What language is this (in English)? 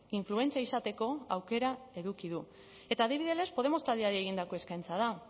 Basque